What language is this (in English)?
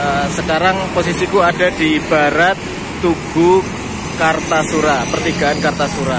Indonesian